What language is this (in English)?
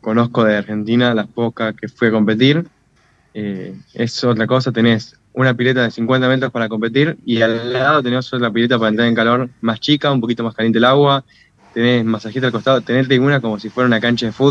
Spanish